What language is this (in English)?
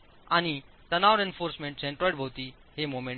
Marathi